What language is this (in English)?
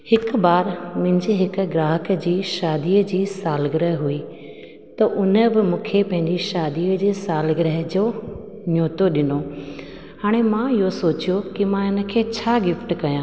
Sindhi